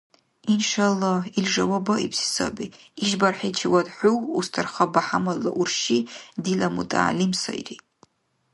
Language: Dargwa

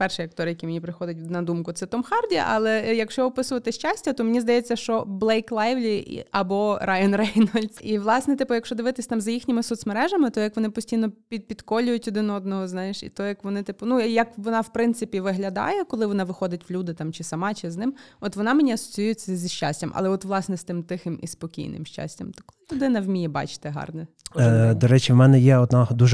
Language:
Ukrainian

